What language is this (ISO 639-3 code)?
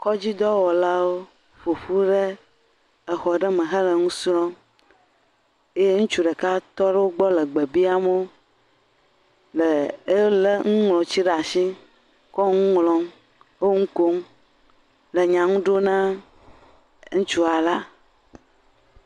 ewe